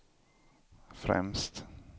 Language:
Swedish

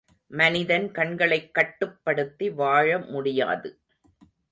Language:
Tamil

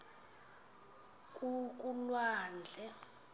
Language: Xhosa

